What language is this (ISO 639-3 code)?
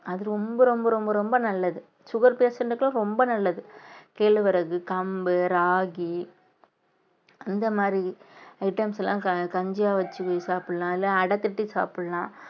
tam